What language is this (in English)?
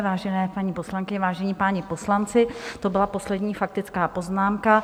Czech